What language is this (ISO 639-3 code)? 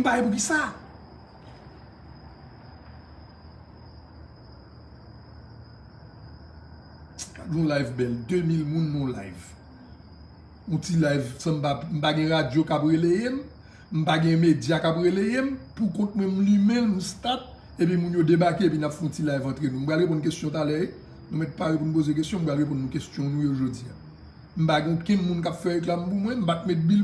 fra